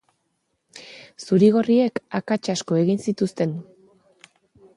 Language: Basque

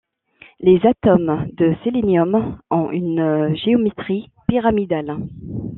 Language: French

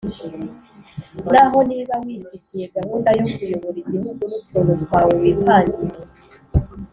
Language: Kinyarwanda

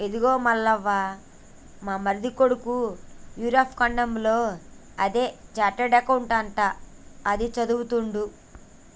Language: Telugu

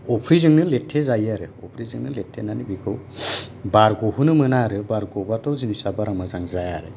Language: Bodo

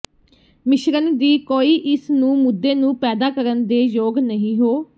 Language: Punjabi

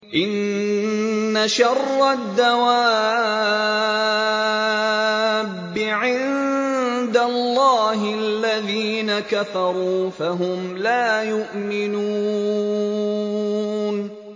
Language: Arabic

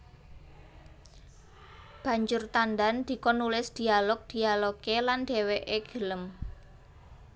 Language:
Javanese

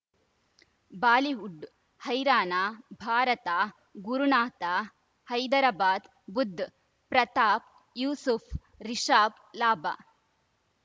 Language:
Kannada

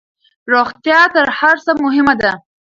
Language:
Pashto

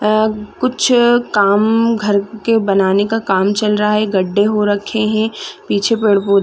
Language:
Hindi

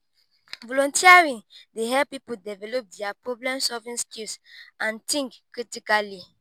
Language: Nigerian Pidgin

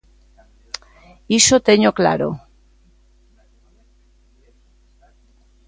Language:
Galician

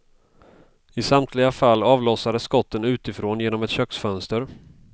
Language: Swedish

